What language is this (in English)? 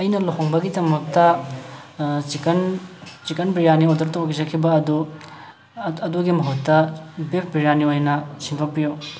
Manipuri